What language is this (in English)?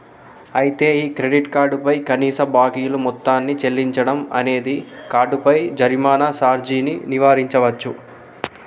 Telugu